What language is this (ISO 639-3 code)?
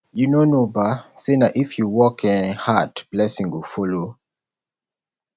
pcm